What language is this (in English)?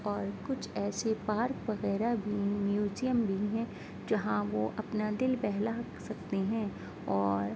Urdu